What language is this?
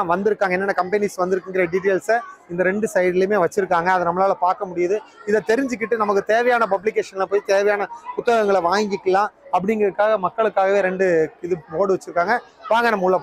Tamil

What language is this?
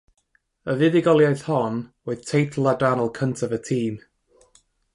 Welsh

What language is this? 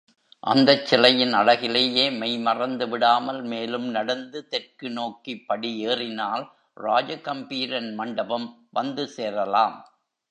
Tamil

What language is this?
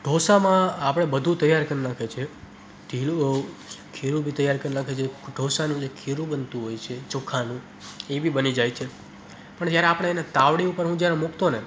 Gujarati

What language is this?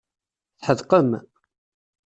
Kabyle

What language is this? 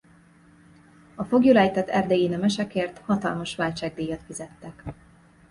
Hungarian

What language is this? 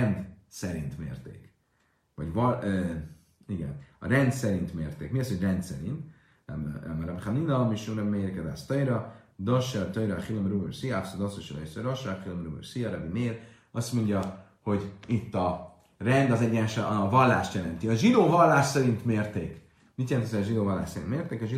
Hungarian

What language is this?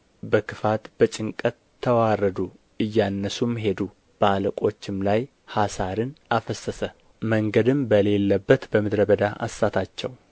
Amharic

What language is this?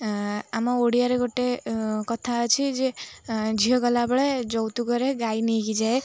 Odia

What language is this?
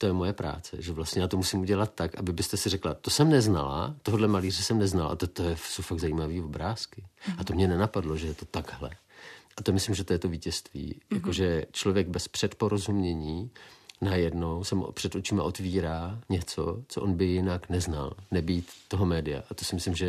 Czech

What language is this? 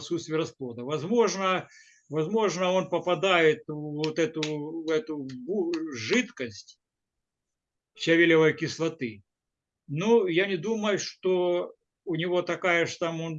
Russian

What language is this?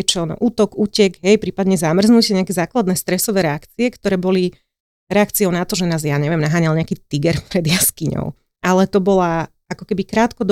Slovak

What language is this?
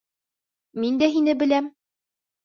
Bashkir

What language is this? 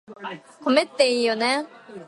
Japanese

